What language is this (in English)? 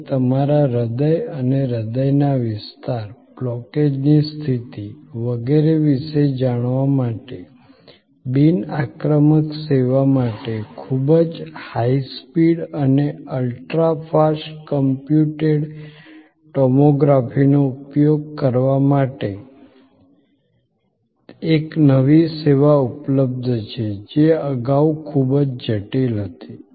Gujarati